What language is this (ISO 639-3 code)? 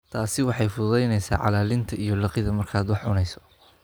som